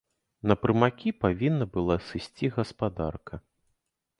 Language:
Belarusian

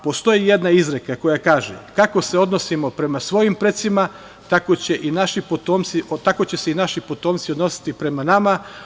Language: Serbian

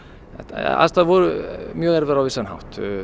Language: Icelandic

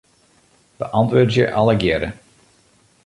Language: Western Frisian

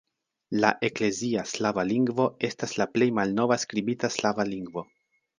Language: Esperanto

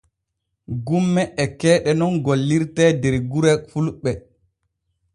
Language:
Borgu Fulfulde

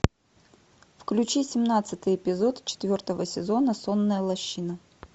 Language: Russian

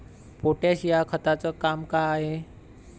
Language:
Marathi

